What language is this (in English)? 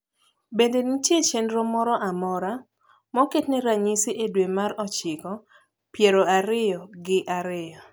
Luo (Kenya and Tanzania)